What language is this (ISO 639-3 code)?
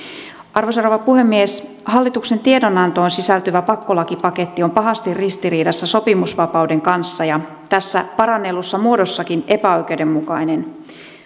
fin